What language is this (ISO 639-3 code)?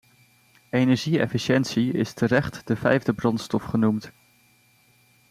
nld